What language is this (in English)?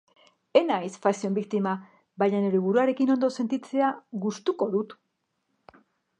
Basque